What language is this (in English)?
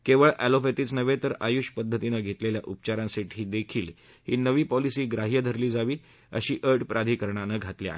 Marathi